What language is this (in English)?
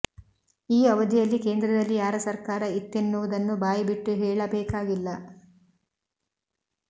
Kannada